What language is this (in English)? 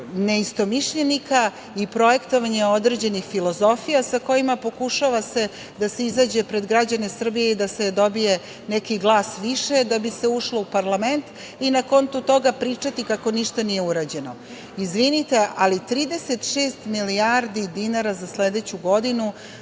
Serbian